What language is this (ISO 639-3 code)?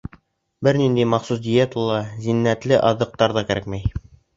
bak